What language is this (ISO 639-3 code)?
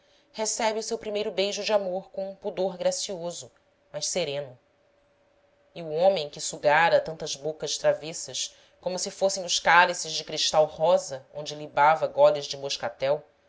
por